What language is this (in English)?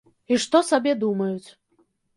Belarusian